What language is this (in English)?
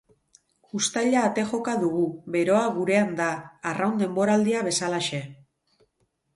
Basque